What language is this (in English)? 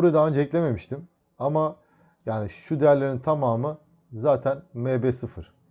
Turkish